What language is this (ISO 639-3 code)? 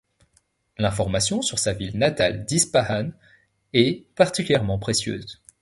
fra